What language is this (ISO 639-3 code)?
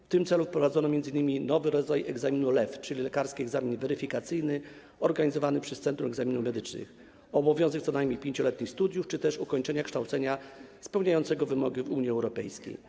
pol